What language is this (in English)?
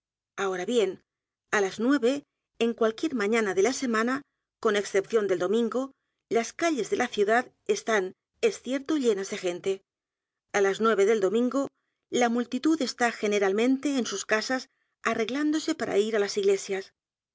Spanish